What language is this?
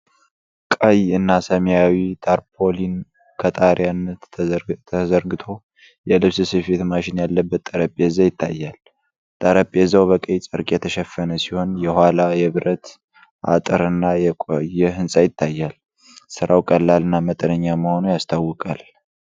Amharic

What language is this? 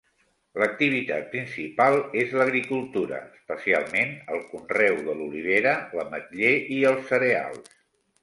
Catalan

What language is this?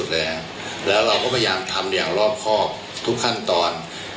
Thai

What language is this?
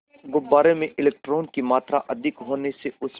Hindi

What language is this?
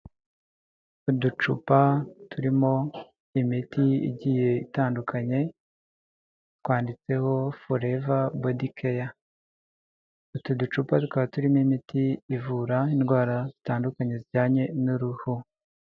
Kinyarwanda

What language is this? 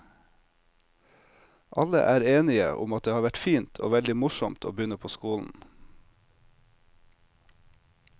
Norwegian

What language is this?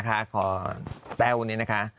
Thai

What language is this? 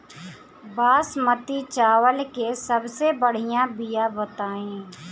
Bhojpuri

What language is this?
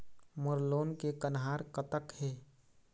Chhattisgarhi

